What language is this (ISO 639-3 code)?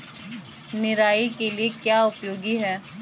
hin